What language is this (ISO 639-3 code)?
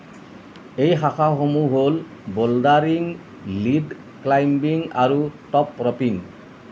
asm